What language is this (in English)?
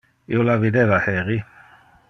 Interlingua